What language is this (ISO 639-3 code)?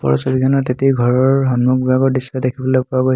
asm